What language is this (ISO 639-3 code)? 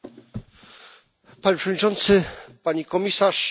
pol